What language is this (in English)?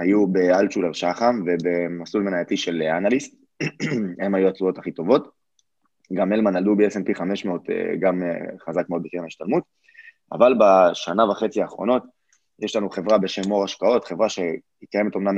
Hebrew